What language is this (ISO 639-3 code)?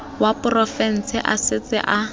tsn